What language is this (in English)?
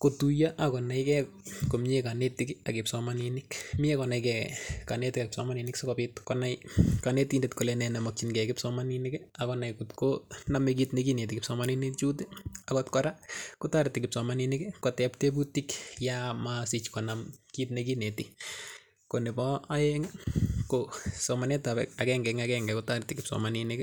Kalenjin